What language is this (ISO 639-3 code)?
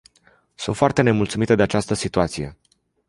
ron